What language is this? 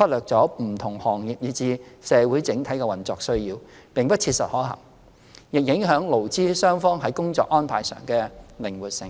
Cantonese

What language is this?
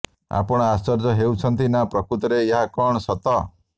Odia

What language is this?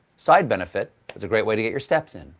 English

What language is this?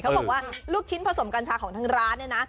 Thai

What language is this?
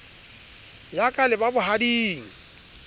Southern Sotho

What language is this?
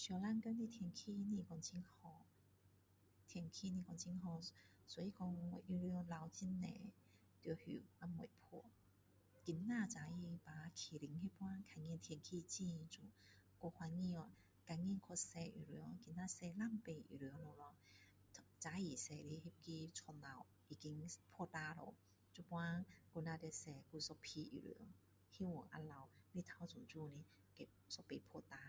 Min Dong Chinese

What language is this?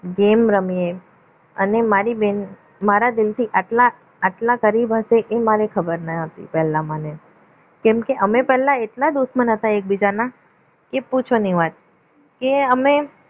Gujarati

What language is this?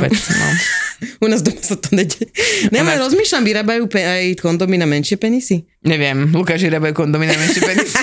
Slovak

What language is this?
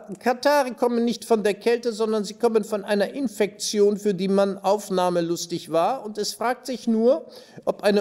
German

